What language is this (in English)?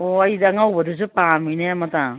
Manipuri